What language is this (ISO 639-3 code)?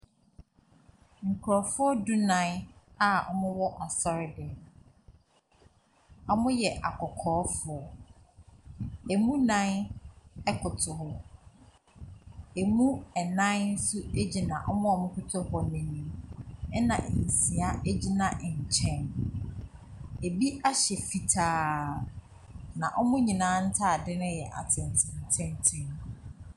aka